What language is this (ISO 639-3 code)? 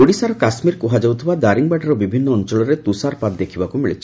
ori